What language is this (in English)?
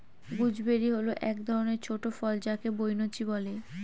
Bangla